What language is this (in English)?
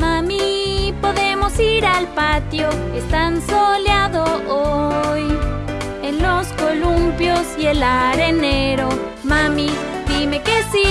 Spanish